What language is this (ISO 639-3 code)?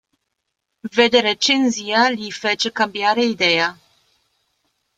ita